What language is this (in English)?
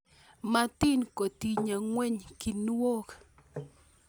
Kalenjin